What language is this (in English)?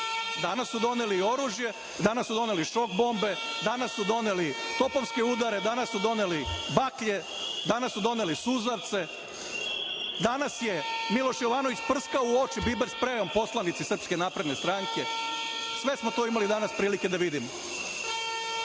Serbian